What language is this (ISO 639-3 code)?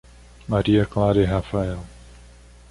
por